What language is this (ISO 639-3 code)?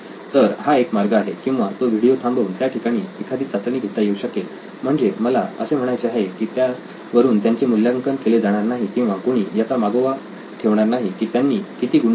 mar